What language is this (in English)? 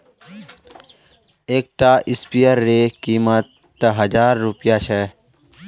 Magahi